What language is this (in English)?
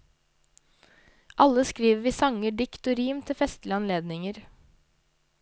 Norwegian